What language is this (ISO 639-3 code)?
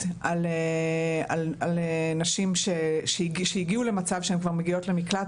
heb